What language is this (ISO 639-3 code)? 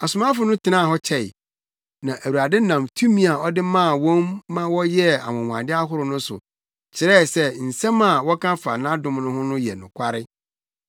aka